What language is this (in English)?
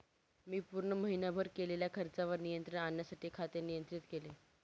Marathi